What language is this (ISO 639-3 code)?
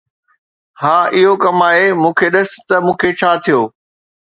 snd